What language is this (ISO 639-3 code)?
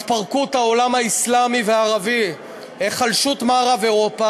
heb